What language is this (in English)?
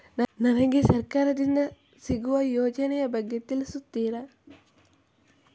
Kannada